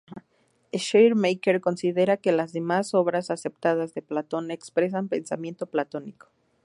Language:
Spanish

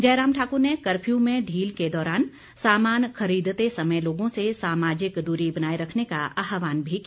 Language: Hindi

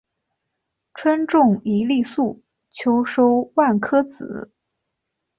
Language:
Chinese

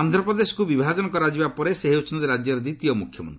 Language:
Odia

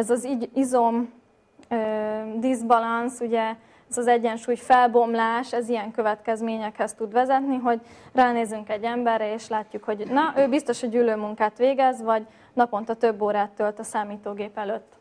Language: Hungarian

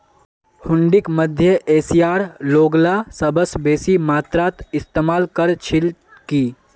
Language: Magahi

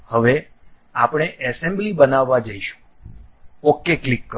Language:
Gujarati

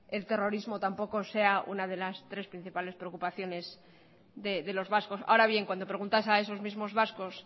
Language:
Spanish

